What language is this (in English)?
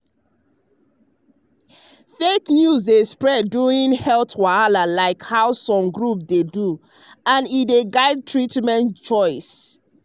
Nigerian Pidgin